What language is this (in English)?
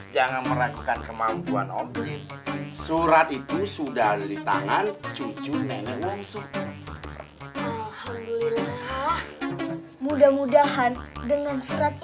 Indonesian